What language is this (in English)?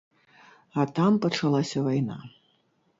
Belarusian